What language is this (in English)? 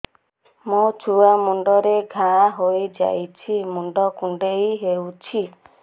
Odia